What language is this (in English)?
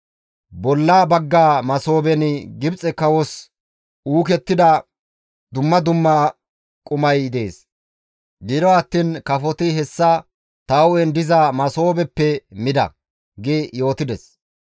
Gamo